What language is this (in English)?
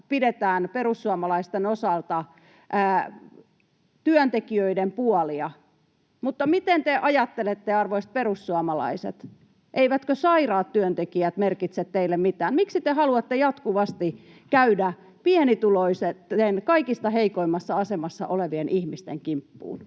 Finnish